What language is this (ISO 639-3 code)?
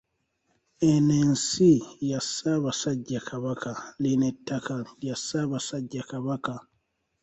lug